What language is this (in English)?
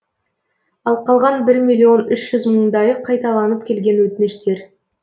Kazakh